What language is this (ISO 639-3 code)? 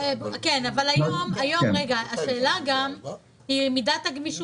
heb